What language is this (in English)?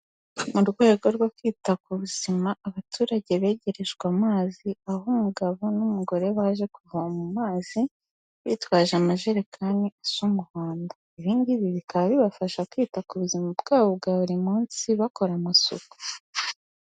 Kinyarwanda